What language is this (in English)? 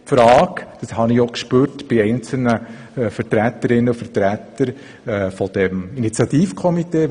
Swiss German